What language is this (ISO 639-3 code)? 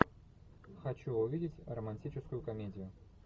rus